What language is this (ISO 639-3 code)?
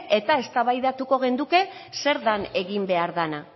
eus